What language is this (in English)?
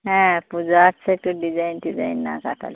Bangla